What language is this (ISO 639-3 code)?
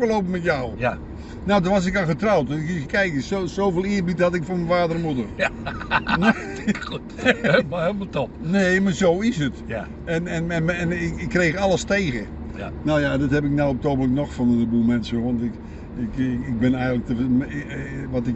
nld